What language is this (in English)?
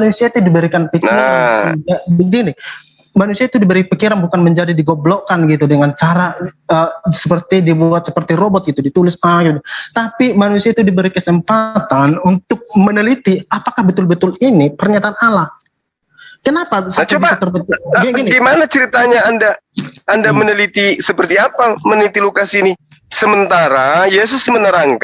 Indonesian